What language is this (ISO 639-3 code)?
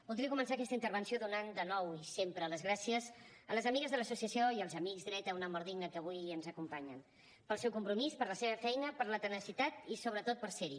cat